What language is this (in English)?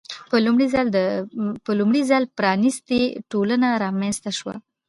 Pashto